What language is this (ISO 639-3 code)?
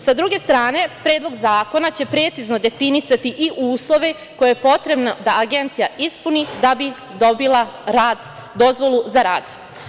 srp